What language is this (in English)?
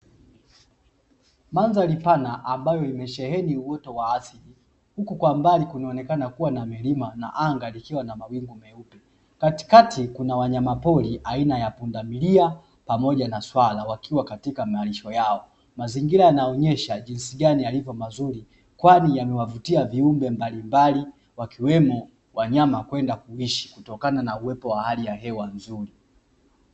Swahili